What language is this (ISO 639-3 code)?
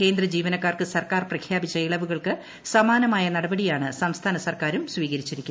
mal